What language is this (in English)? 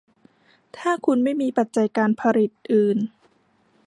Thai